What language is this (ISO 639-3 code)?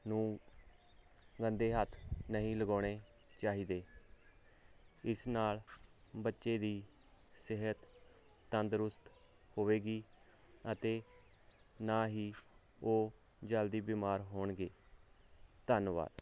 pan